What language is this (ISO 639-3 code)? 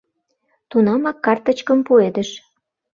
chm